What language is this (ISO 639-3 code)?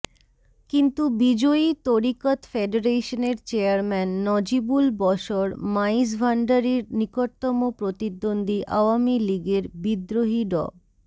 ben